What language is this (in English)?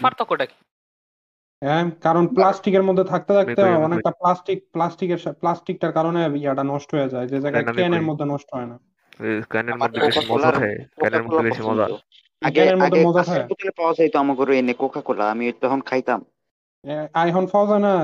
Bangla